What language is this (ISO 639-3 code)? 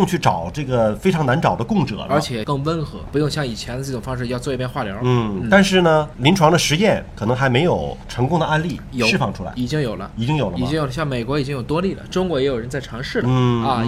zho